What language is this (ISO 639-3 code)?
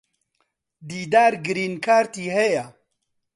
ckb